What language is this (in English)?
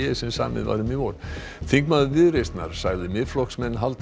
Icelandic